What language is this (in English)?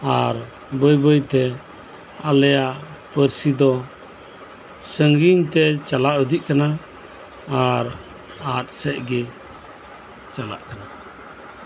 Santali